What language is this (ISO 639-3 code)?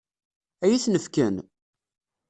kab